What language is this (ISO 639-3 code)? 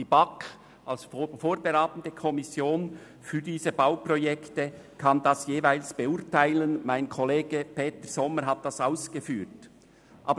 gsw